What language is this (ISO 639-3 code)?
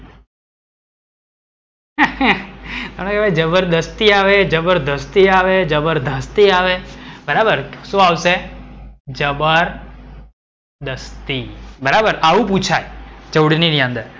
guj